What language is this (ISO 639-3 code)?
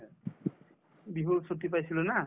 asm